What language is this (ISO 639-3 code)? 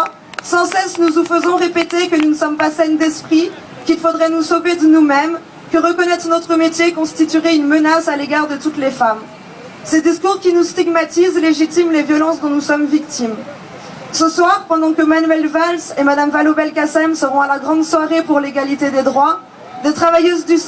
fra